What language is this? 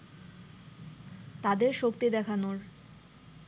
Bangla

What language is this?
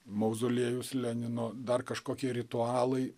Lithuanian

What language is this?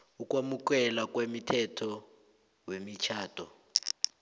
South Ndebele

